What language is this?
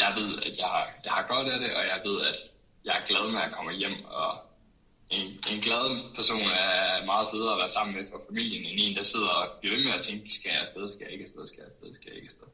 Danish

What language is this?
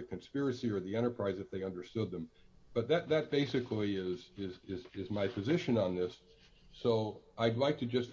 English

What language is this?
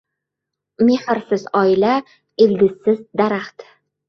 Uzbek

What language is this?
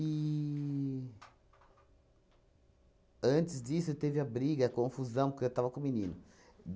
Portuguese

